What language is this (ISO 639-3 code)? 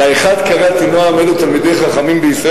heb